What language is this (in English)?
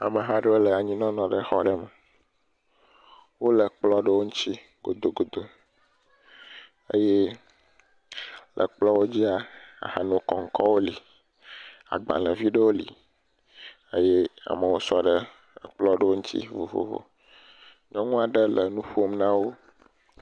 Ewe